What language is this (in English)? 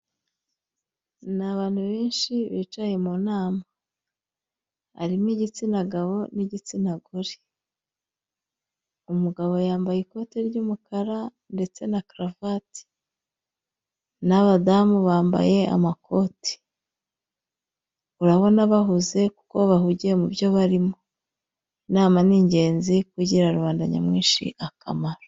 Kinyarwanda